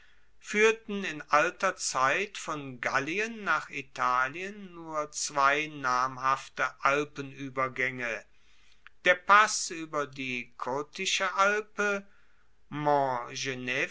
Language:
German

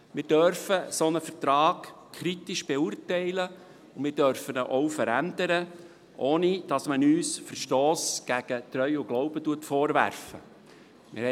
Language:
Swiss German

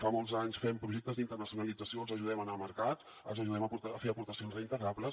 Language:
Catalan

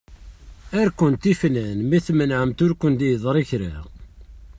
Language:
Kabyle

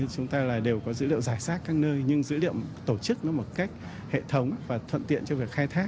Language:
Vietnamese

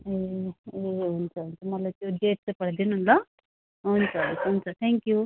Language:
Nepali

